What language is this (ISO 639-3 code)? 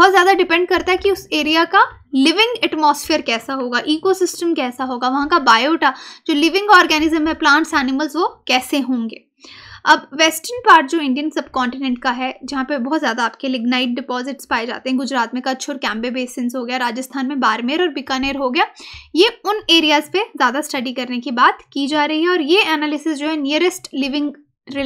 hin